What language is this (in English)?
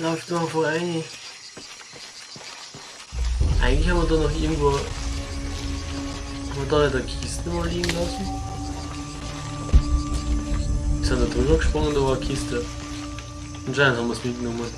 German